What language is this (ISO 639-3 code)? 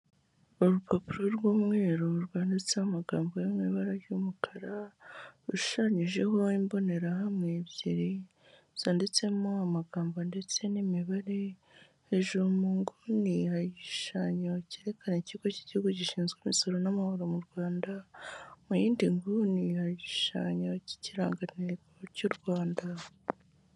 kin